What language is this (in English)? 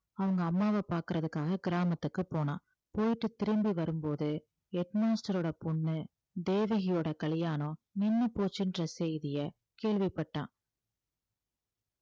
Tamil